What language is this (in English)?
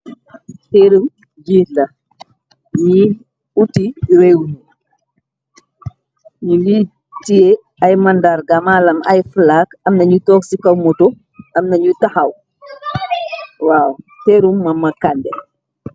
Wolof